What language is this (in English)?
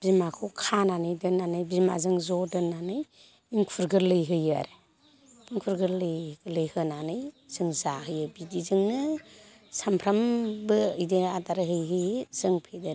Bodo